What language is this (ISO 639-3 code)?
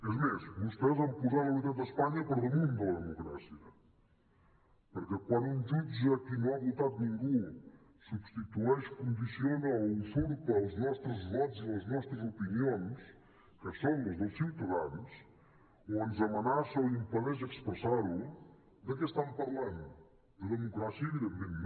cat